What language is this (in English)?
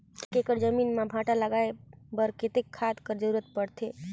Chhattisgarhi